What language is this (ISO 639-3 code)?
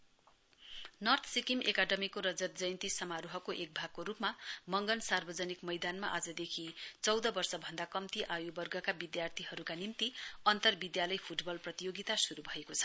nep